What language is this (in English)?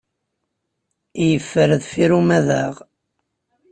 Kabyle